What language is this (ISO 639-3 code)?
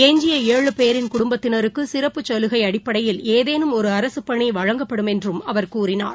tam